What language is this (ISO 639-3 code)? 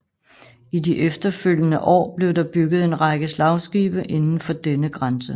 dan